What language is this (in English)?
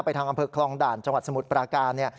Thai